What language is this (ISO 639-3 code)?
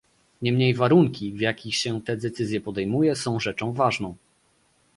pol